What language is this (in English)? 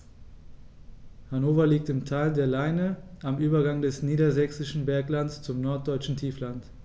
German